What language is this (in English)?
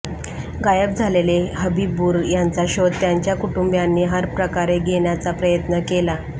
Marathi